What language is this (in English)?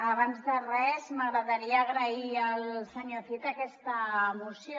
Catalan